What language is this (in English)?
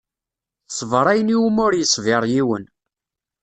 Kabyle